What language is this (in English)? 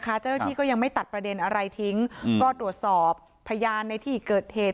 Thai